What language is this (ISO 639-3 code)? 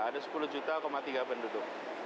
ind